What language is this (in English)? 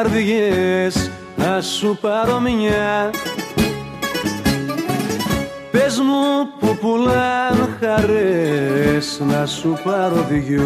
Greek